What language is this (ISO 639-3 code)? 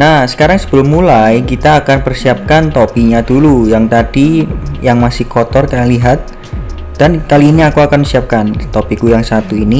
ind